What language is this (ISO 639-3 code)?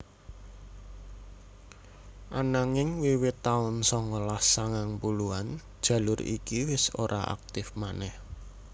jav